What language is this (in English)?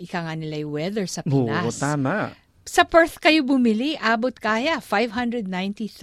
Filipino